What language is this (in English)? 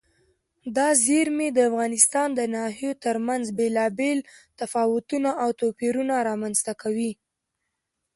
Pashto